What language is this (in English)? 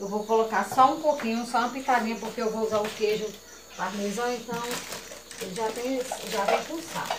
Portuguese